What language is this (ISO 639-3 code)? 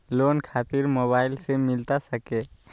mag